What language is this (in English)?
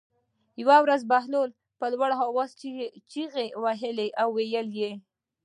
Pashto